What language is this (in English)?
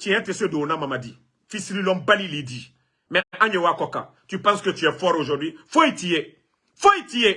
French